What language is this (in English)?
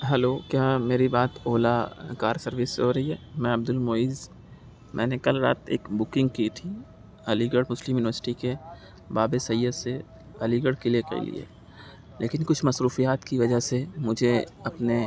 Urdu